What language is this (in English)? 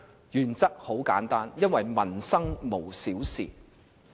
Cantonese